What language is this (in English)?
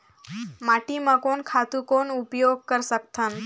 Chhattisgarhi